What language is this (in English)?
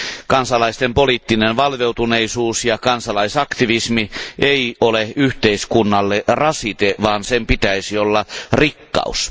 Finnish